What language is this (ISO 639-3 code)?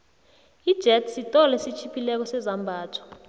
nbl